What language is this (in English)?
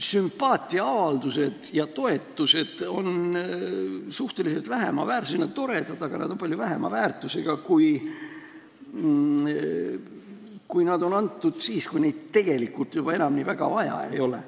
Estonian